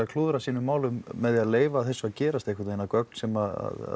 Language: Icelandic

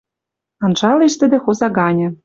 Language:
Western Mari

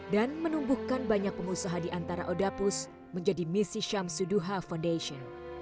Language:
Indonesian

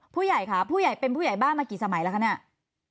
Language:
Thai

